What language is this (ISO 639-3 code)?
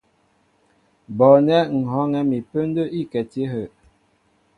mbo